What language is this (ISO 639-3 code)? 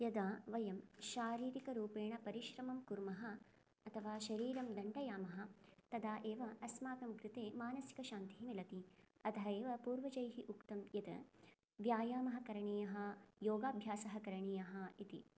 san